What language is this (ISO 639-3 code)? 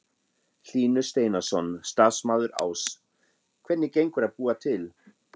isl